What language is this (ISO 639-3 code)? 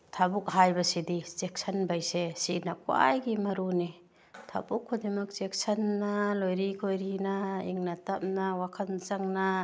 mni